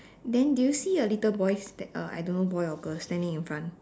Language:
English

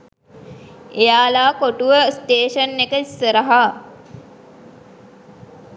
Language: Sinhala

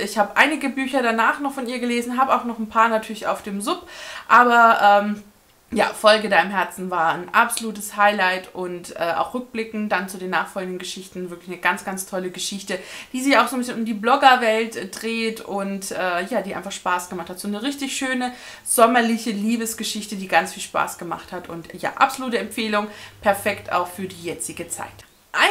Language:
German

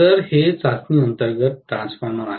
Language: Marathi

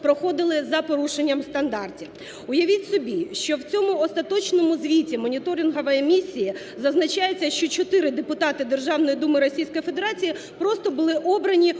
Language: Ukrainian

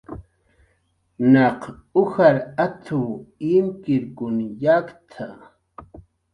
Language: Jaqaru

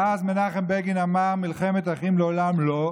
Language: Hebrew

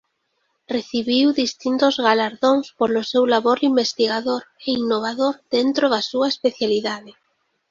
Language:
Galician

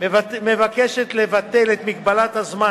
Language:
Hebrew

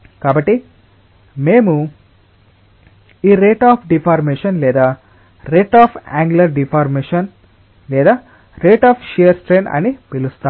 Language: Telugu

